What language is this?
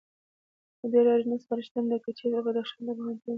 Pashto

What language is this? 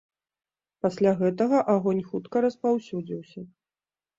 Belarusian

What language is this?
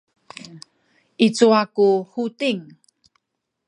Sakizaya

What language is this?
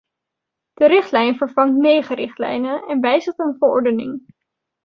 Dutch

